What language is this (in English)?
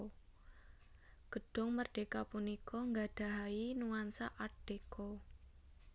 Javanese